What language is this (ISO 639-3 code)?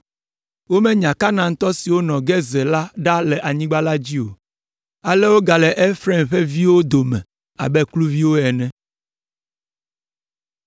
ewe